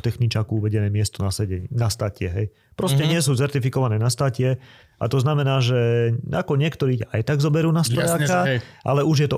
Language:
Slovak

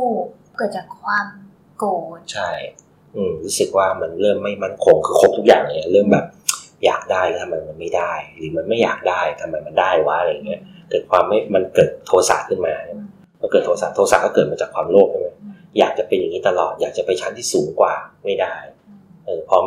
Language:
Thai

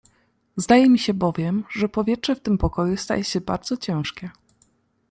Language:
Polish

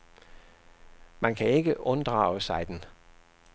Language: Danish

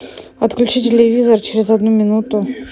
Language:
Russian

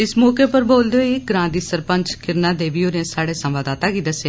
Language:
Dogri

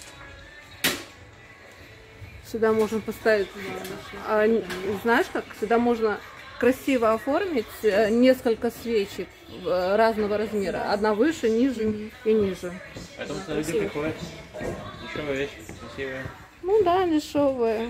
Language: Russian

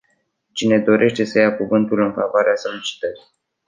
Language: Romanian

